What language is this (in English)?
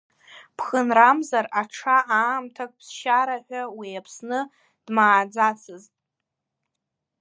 Abkhazian